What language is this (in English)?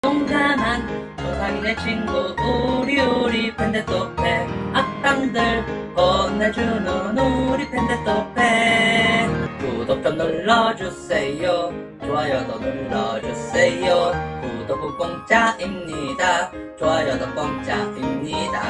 Korean